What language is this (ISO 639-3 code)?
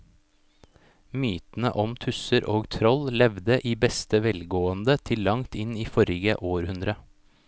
nor